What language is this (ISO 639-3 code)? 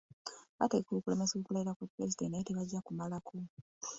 lug